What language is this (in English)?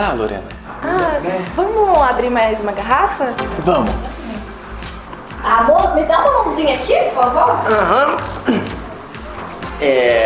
Portuguese